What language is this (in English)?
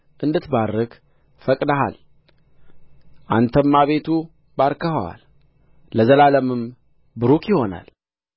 Amharic